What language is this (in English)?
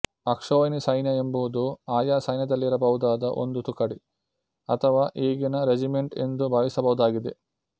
Kannada